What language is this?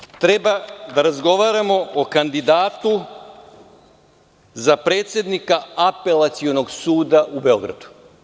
Serbian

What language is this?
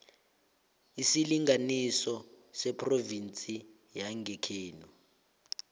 South Ndebele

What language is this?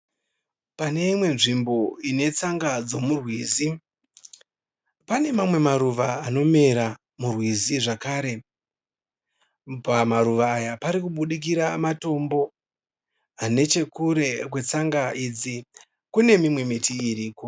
Shona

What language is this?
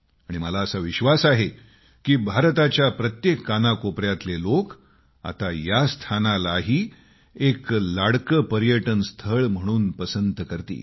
Marathi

